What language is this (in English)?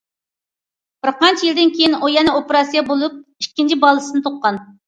Uyghur